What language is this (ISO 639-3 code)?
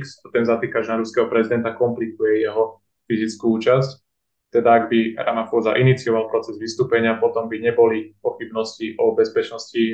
slk